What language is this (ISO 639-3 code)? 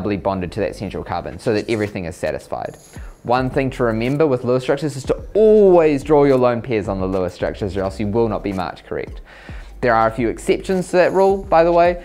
eng